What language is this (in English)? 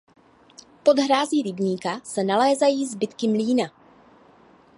Czech